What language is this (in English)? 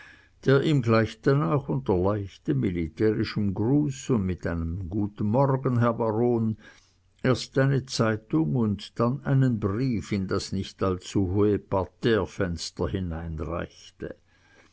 German